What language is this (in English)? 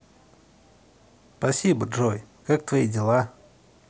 Russian